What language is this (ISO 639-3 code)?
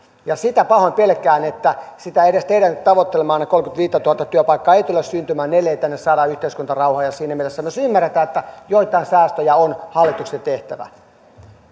fin